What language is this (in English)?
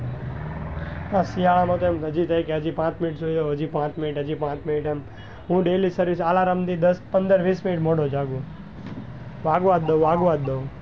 Gujarati